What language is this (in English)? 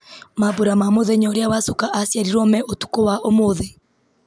Kikuyu